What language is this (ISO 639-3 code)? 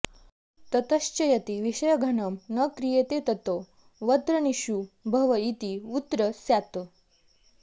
san